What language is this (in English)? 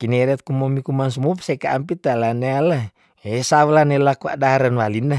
Tondano